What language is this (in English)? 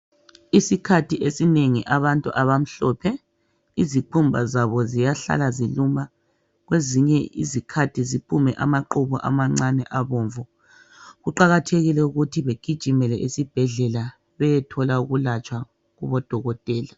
North Ndebele